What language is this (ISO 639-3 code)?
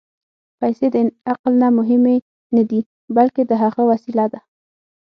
pus